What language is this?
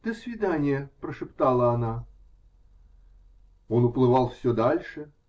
Russian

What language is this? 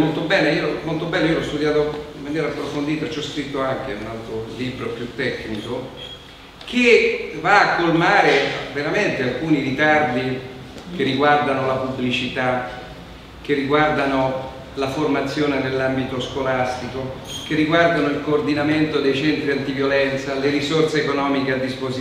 Italian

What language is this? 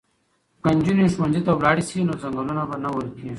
Pashto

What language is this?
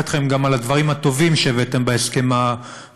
Hebrew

